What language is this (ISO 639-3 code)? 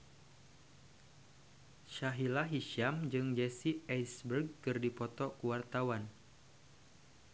sun